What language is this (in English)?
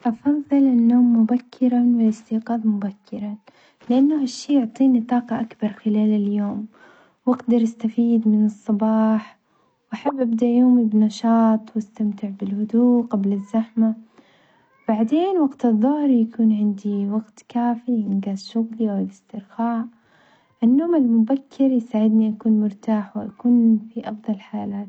Omani Arabic